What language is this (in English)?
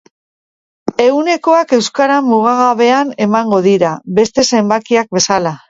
Basque